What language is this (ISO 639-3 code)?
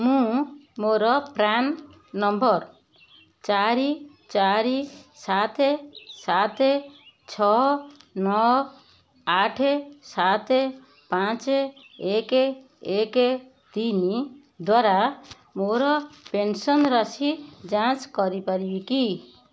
ori